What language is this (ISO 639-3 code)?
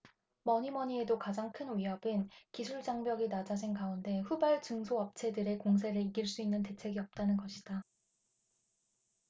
kor